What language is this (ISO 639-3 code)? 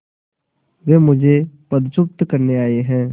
hin